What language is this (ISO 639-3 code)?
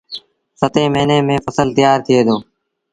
sbn